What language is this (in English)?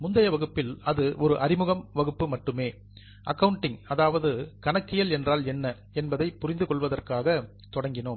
Tamil